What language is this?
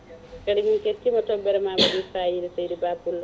Fula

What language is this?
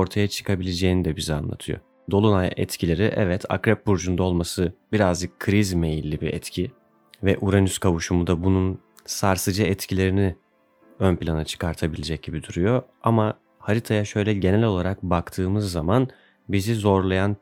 Turkish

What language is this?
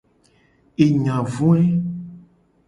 Gen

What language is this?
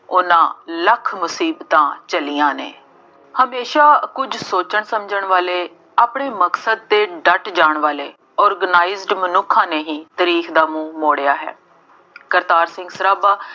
Punjabi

